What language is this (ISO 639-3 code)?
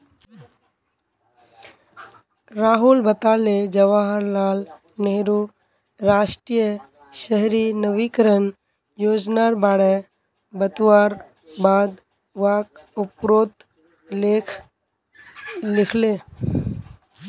mag